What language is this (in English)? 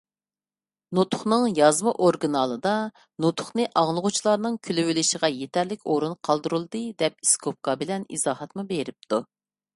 Uyghur